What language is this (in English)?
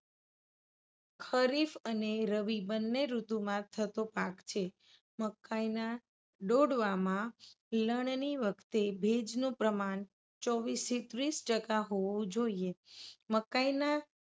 Gujarati